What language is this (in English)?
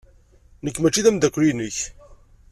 Kabyle